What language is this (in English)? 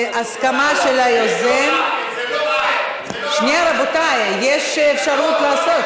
Hebrew